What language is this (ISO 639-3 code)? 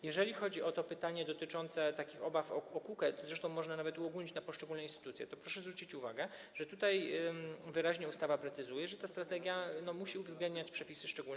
pol